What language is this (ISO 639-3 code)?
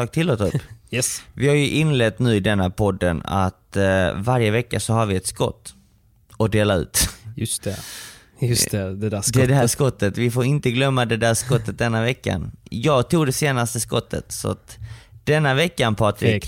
swe